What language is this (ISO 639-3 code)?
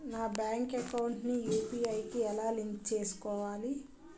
tel